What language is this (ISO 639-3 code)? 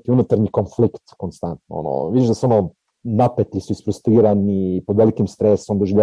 hrv